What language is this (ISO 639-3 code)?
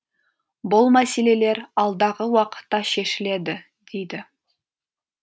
kaz